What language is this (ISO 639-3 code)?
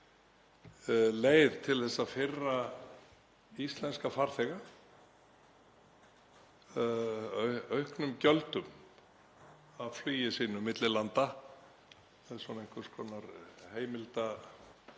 isl